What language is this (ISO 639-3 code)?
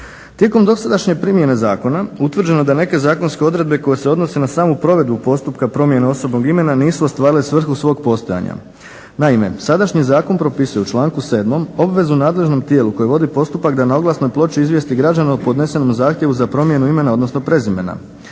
hrv